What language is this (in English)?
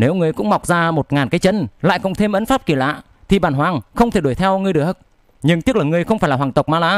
Vietnamese